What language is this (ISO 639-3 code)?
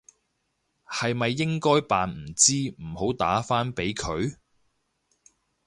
yue